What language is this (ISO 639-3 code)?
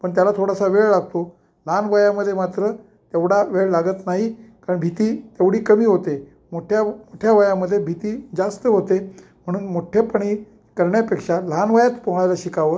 mar